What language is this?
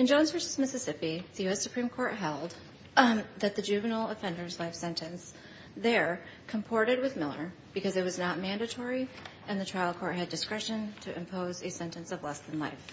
English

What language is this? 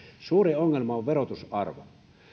Finnish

